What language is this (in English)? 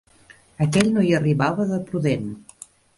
Catalan